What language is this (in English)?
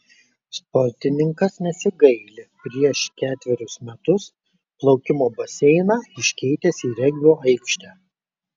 Lithuanian